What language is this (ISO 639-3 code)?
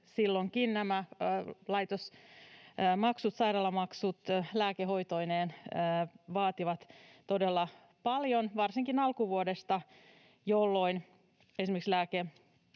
fin